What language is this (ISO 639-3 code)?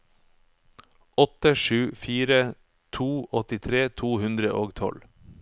nor